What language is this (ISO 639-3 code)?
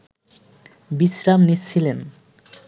ben